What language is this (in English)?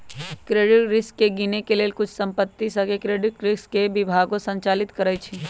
Magahi